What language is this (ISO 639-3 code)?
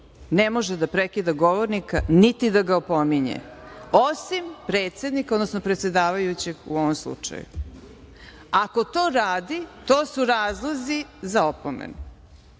srp